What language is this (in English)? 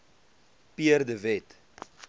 Afrikaans